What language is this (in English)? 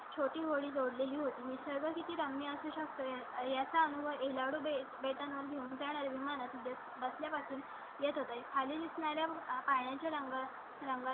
Marathi